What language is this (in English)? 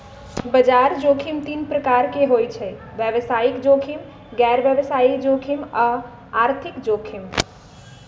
Magahi